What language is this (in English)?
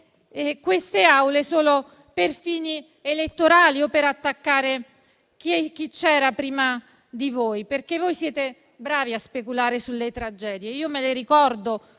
Italian